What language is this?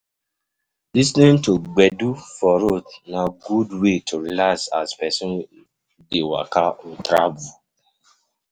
Nigerian Pidgin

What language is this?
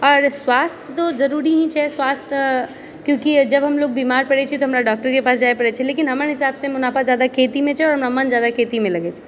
Maithili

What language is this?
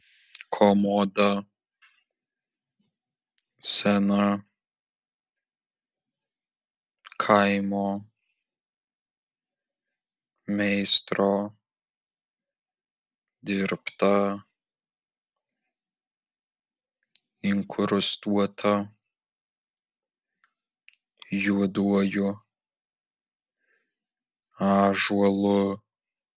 Lithuanian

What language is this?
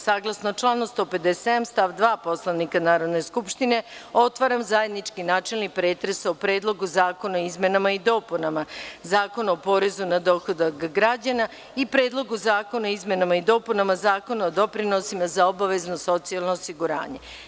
Serbian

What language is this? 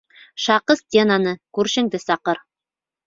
Bashkir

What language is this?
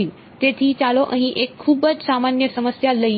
Gujarati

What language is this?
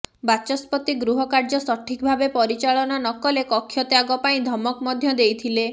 Odia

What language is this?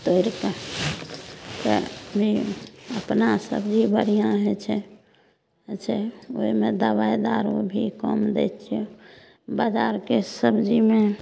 Maithili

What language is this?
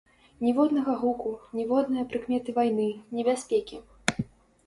Belarusian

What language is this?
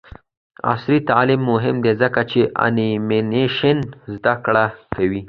Pashto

